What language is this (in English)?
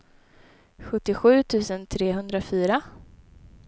Swedish